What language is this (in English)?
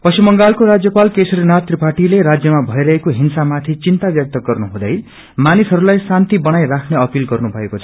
Nepali